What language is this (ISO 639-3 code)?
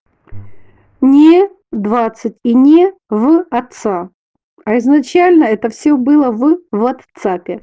rus